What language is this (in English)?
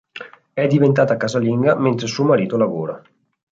Italian